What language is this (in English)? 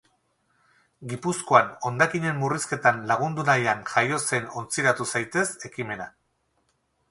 Basque